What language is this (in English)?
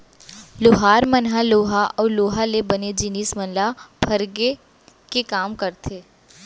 Chhattisgarhi